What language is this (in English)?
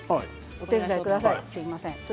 Japanese